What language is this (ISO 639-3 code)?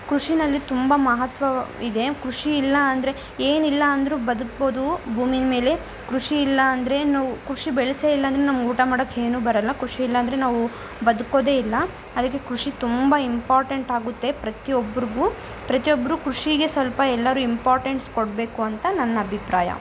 kan